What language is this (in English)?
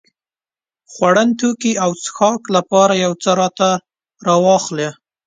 Pashto